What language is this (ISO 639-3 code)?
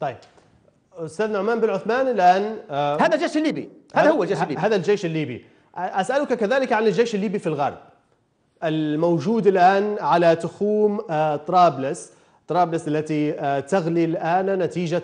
ara